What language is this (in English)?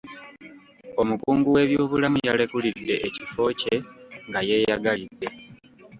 Ganda